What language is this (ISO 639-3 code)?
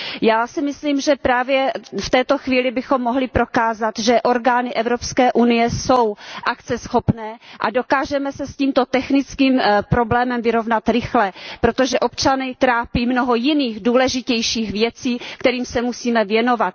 ces